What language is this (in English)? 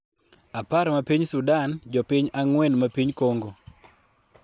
Luo (Kenya and Tanzania)